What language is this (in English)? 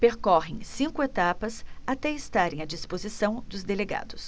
Portuguese